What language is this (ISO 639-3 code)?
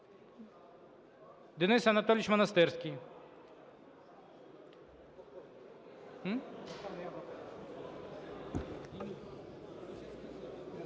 ukr